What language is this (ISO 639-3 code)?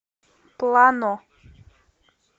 rus